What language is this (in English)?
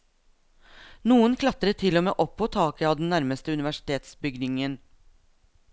Norwegian